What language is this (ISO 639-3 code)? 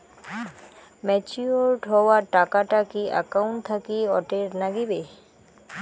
ben